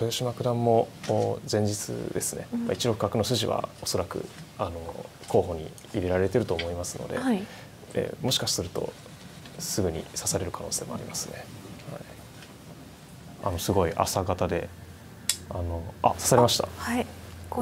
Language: Japanese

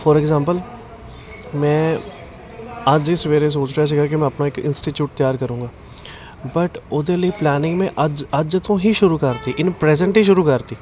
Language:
Punjabi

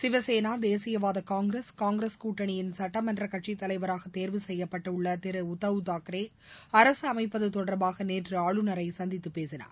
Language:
Tamil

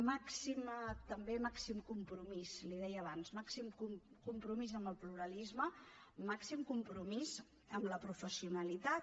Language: Catalan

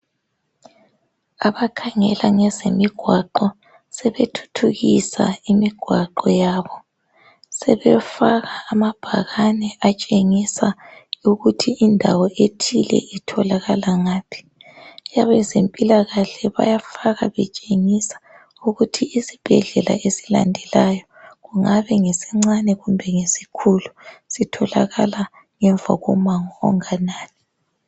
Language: North Ndebele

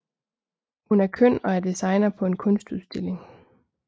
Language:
Danish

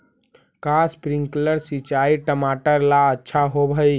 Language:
Magahi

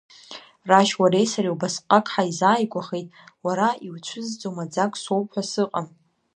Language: Abkhazian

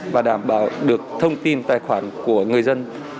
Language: Vietnamese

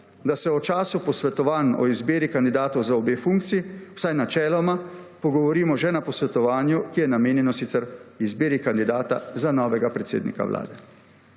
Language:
Slovenian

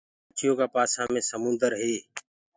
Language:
Gurgula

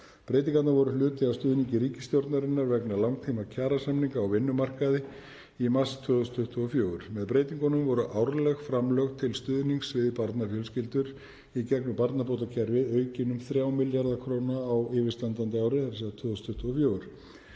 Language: Icelandic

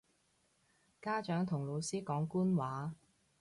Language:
Cantonese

